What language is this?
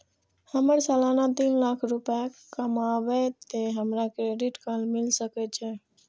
Maithili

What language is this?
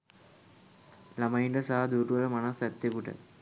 Sinhala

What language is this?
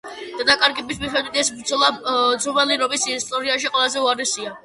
Georgian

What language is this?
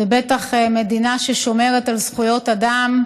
Hebrew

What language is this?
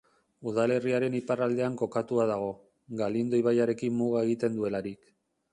Basque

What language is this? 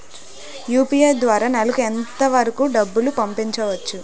Telugu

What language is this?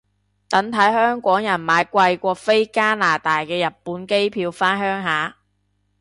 Cantonese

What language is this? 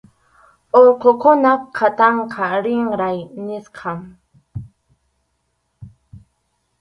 Arequipa-La Unión Quechua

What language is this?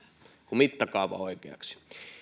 Finnish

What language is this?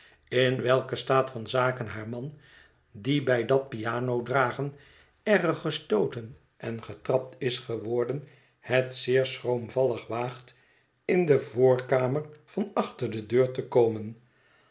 Dutch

